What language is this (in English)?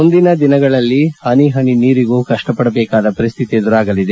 Kannada